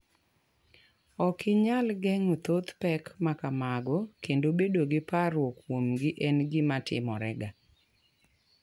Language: Luo (Kenya and Tanzania)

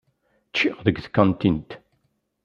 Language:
Kabyle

